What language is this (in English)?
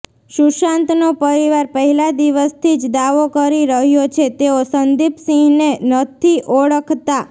Gujarati